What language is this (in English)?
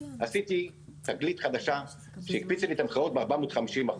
Hebrew